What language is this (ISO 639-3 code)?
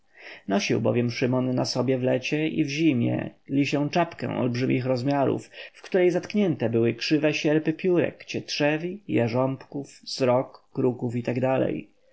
pol